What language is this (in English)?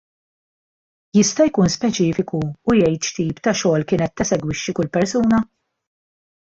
Maltese